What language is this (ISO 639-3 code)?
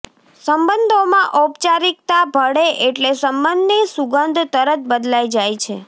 guj